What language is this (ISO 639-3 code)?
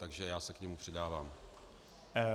ces